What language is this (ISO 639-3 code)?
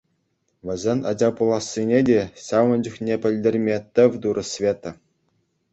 chv